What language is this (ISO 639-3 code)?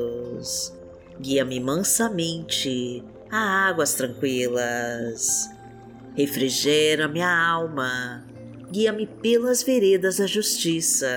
por